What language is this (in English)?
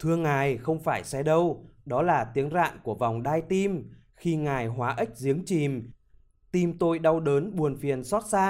Vietnamese